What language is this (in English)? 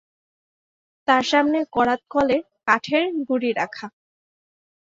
Bangla